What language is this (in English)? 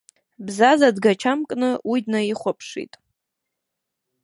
Abkhazian